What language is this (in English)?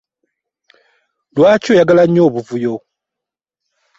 Ganda